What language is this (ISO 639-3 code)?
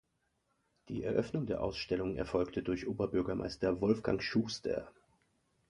deu